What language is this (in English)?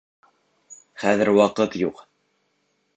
Bashkir